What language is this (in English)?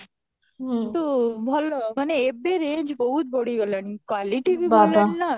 Odia